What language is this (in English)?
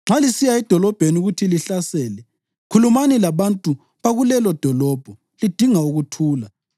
North Ndebele